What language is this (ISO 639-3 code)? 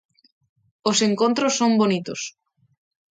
glg